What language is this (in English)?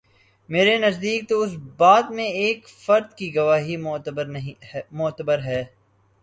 Urdu